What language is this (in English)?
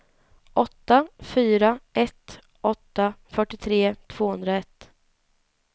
Swedish